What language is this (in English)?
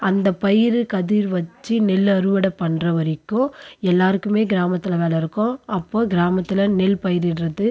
Tamil